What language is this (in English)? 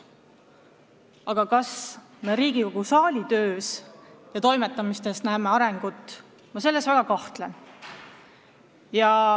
Estonian